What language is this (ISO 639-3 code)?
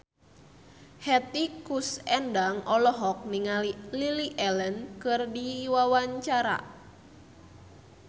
sun